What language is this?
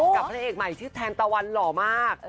Thai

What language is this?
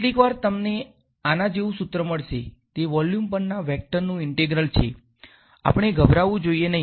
Gujarati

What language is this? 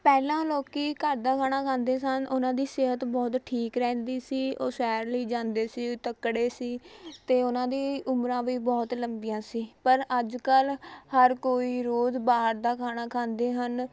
Punjabi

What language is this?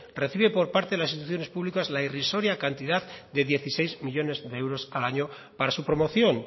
Spanish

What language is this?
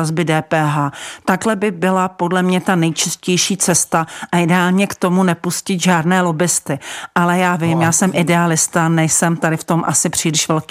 Czech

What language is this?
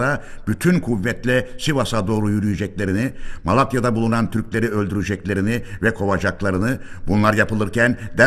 Turkish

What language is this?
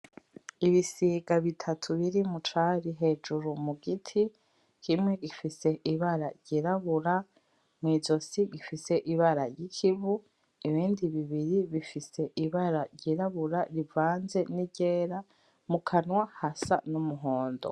Rundi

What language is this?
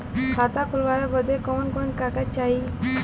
Bhojpuri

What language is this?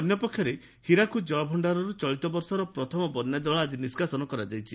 Odia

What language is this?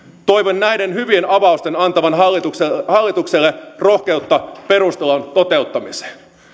Finnish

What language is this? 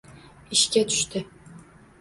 Uzbek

